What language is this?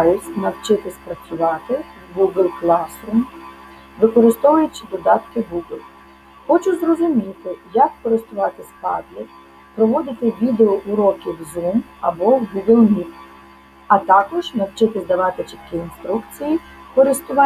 Ukrainian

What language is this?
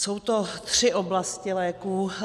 Czech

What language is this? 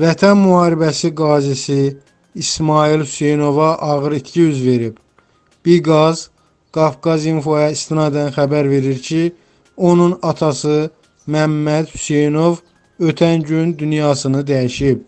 Turkish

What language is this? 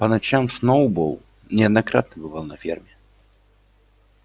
Russian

